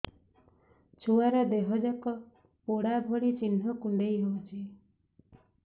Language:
Odia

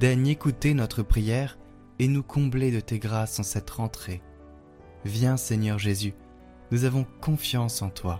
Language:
French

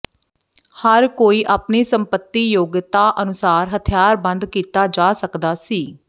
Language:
Punjabi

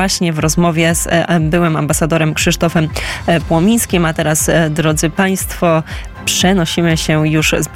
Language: Polish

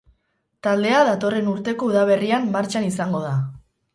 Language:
Basque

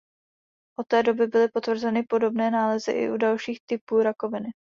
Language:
Czech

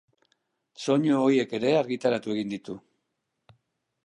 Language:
Basque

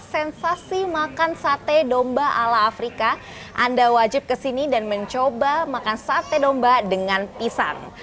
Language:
Indonesian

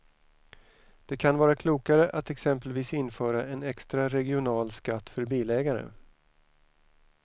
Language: Swedish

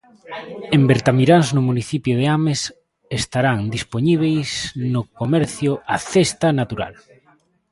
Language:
Galician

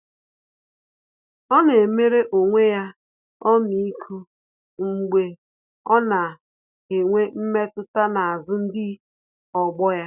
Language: Igbo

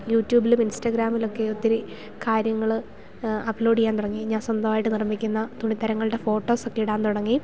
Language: Malayalam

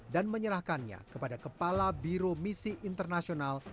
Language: Indonesian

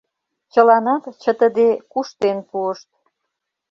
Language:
Mari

